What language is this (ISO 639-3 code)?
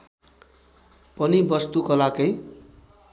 nep